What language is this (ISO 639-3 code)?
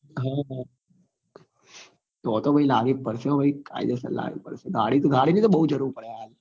guj